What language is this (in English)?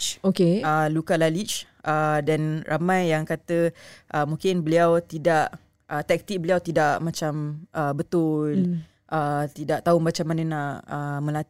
Malay